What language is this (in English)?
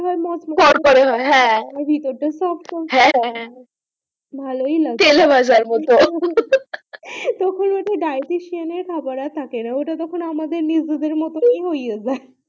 Bangla